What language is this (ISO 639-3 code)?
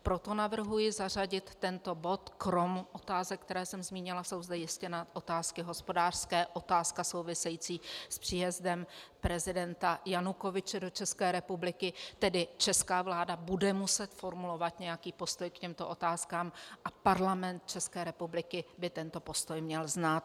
ces